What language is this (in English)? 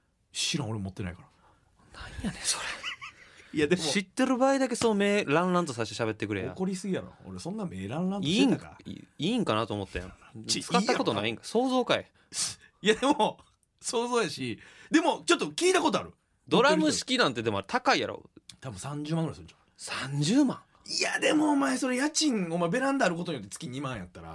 Japanese